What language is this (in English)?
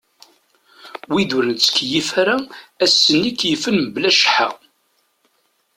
Kabyle